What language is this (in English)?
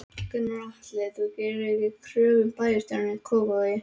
Icelandic